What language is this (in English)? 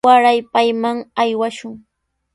Sihuas Ancash Quechua